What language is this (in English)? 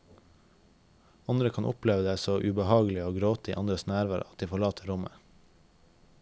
Norwegian